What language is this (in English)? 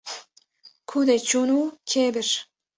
Kurdish